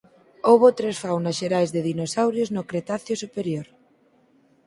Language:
Galician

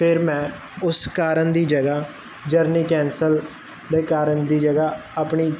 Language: Punjabi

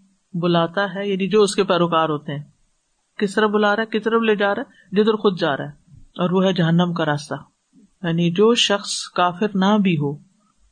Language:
Urdu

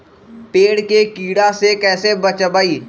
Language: Magahi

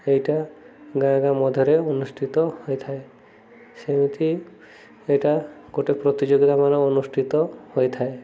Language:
Odia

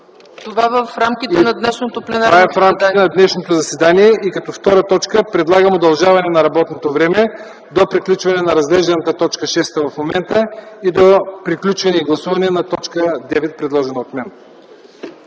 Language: Bulgarian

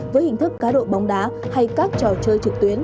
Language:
Vietnamese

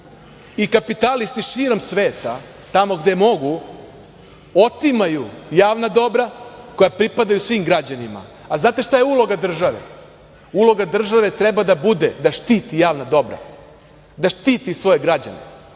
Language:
Serbian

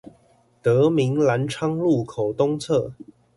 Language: Chinese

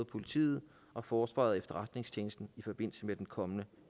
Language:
Danish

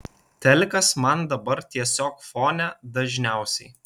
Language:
Lithuanian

